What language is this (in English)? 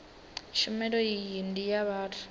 Venda